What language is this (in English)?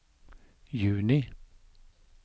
Norwegian